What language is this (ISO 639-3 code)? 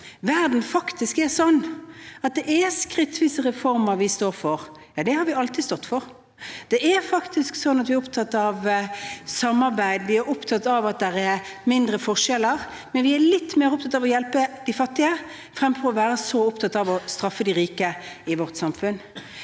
nor